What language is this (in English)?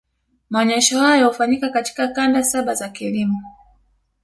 Swahili